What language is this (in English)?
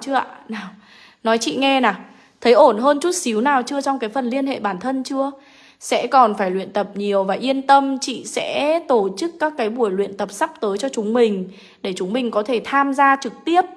Vietnamese